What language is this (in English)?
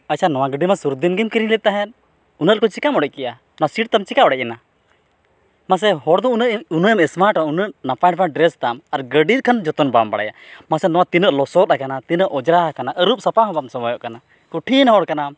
Santali